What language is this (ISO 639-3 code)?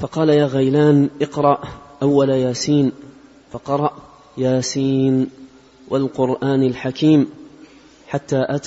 ara